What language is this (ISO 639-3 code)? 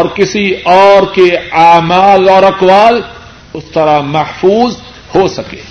urd